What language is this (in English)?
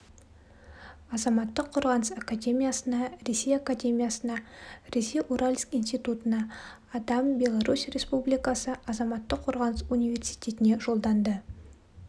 Kazakh